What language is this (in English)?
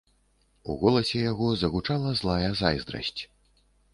Belarusian